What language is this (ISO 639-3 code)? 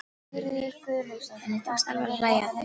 isl